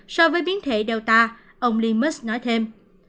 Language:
Vietnamese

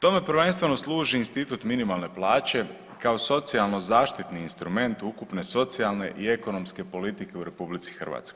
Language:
Croatian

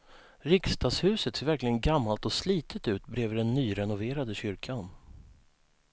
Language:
Swedish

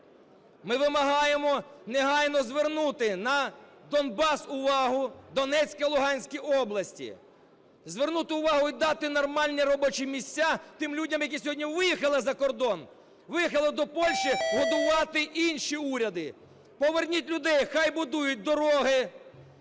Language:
Ukrainian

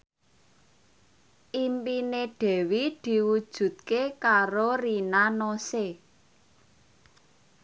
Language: Javanese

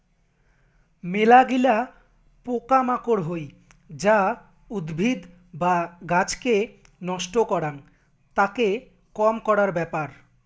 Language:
Bangla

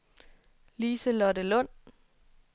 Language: Danish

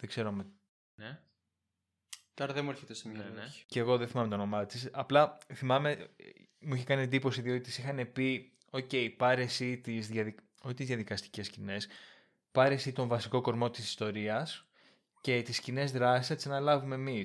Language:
Greek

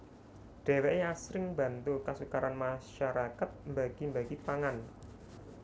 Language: Javanese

